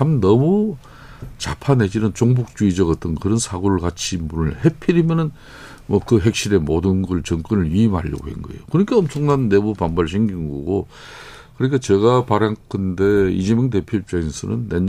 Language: Korean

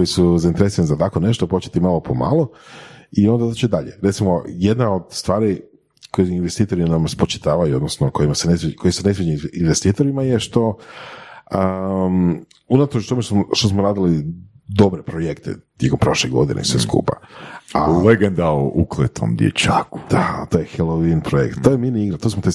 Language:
Croatian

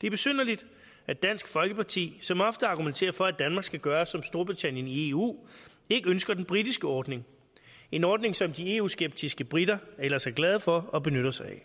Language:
Danish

